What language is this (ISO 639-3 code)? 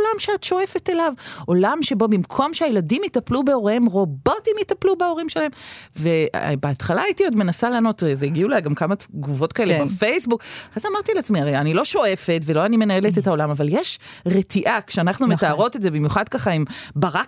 heb